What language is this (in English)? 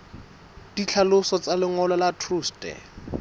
Southern Sotho